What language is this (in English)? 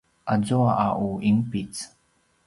Paiwan